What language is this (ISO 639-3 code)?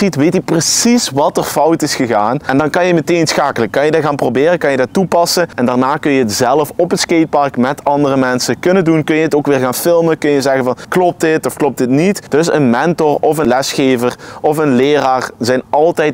nld